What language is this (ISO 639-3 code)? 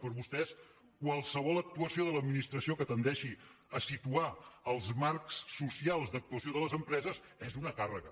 cat